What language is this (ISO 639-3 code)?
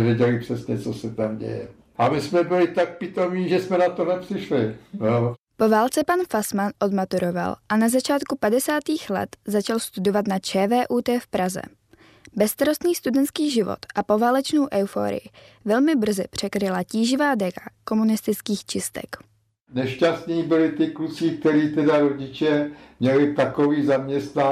ces